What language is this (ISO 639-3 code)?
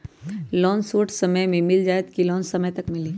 mag